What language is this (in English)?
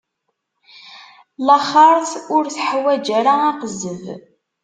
Kabyle